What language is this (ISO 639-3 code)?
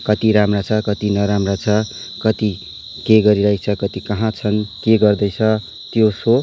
nep